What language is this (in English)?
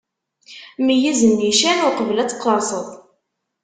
Kabyle